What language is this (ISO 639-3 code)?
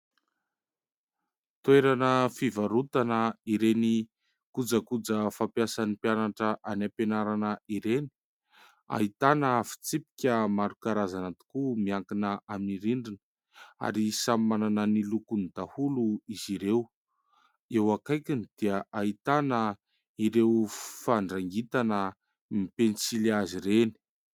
mlg